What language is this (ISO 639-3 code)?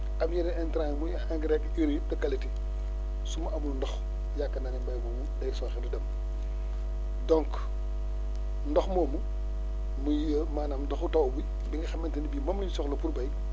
wol